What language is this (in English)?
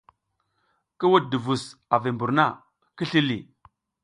South Giziga